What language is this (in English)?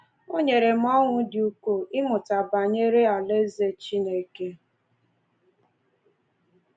Igbo